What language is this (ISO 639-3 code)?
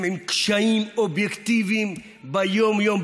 heb